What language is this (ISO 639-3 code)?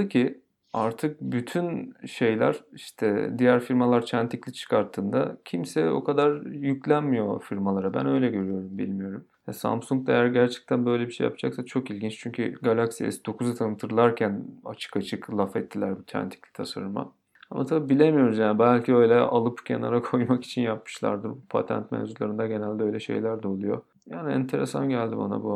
tur